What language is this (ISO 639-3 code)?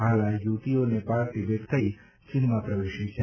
guj